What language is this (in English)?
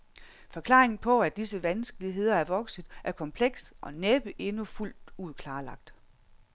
Danish